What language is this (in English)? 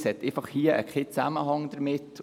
Swiss German